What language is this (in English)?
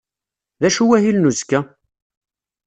Kabyle